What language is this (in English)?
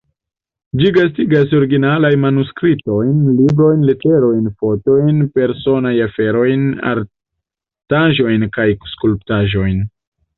Esperanto